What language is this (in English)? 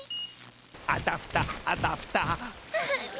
Japanese